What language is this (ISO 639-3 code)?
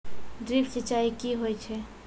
mai